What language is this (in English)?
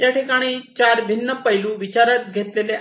Marathi